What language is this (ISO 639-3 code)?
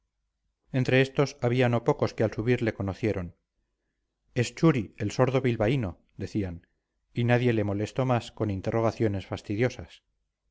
spa